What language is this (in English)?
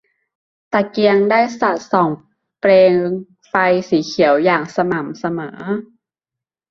Thai